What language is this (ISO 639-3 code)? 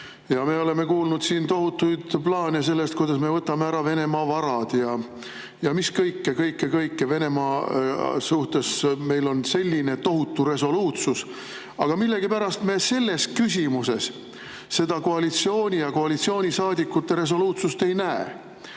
est